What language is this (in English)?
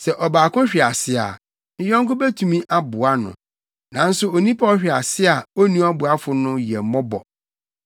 Akan